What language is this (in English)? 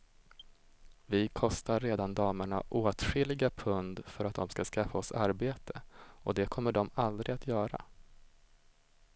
Swedish